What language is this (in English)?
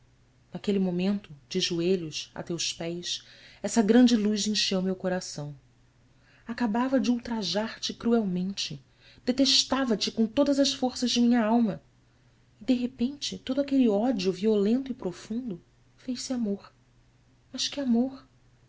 Portuguese